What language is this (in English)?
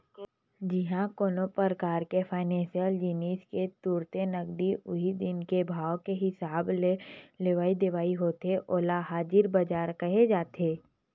Chhattisgarhi